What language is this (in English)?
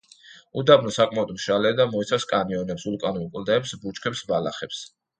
Georgian